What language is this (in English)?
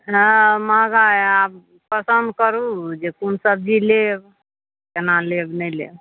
Maithili